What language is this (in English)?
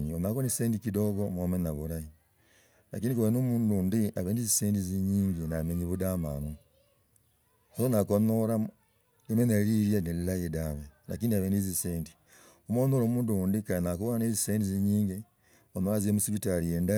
Logooli